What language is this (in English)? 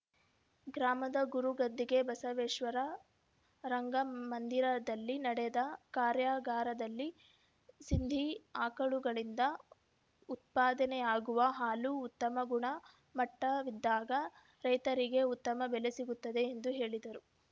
Kannada